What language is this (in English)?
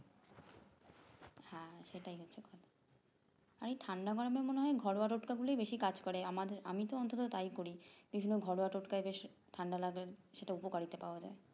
Bangla